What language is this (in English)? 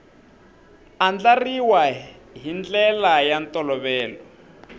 Tsonga